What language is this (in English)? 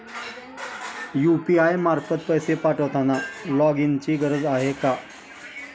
Marathi